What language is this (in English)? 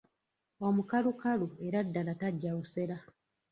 Ganda